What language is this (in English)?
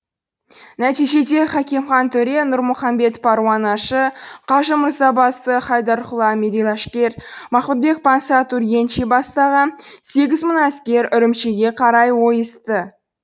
Kazakh